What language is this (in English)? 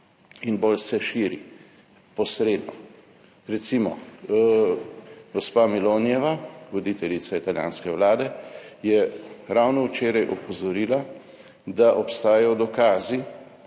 Slovenian